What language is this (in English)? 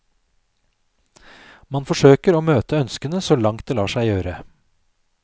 Norwegian